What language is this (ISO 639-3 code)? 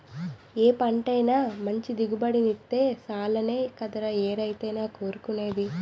tel